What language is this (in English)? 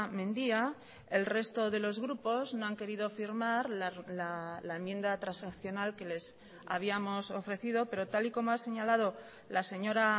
Spanish